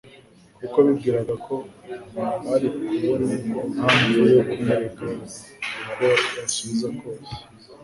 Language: Kinyarwanda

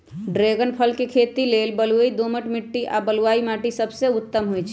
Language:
Magahi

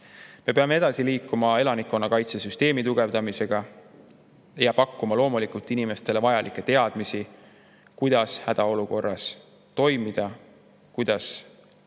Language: Estonian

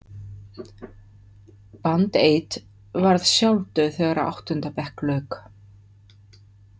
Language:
Icelandic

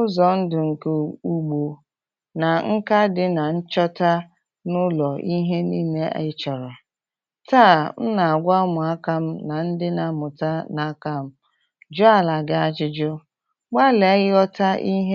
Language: Igbo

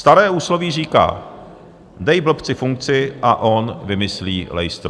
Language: Czech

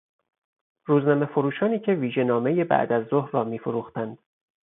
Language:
Persian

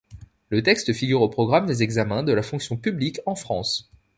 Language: French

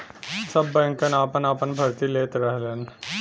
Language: Bhojpuri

